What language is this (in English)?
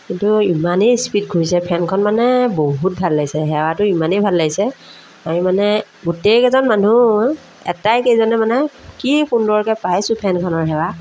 Assamese